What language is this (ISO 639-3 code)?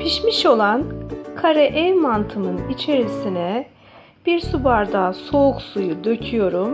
tur